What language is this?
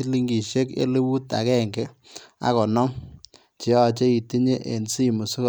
Kalenjin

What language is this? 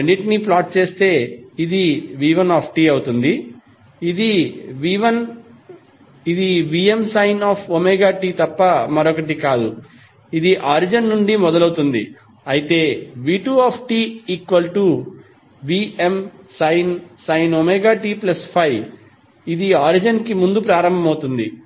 Telugu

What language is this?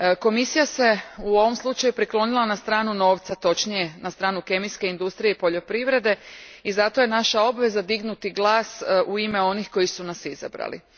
Croatian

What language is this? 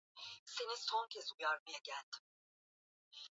Swahili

